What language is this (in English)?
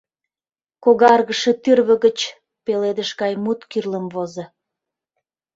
Mari